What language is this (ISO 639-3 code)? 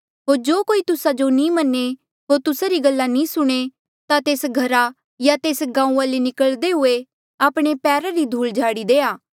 mjl